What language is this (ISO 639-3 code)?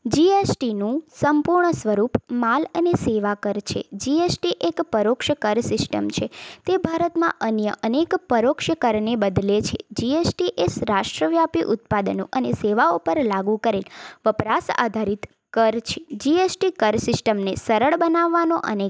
guj